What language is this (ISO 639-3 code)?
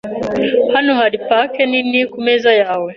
kin